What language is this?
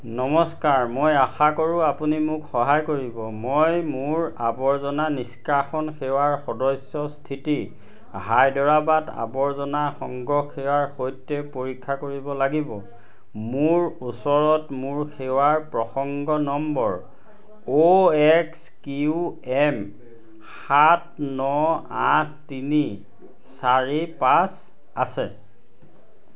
Assamese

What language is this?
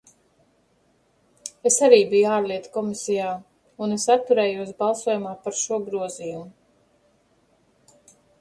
Latvian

